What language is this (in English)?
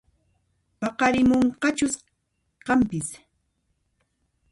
Puno Quechua